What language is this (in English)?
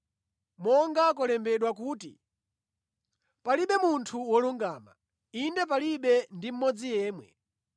Nyanja